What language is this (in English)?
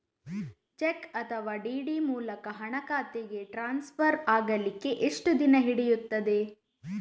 Kannada